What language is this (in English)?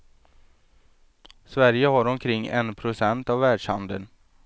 Swedish